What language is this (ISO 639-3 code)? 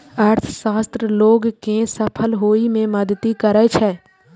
mai